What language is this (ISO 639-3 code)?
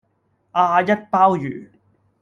yue